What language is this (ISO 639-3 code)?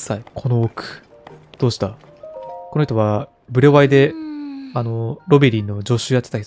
jpn